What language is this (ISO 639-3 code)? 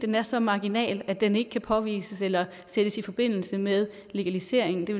dan